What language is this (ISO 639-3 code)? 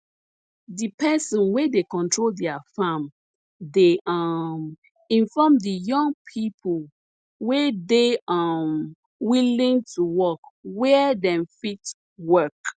pcm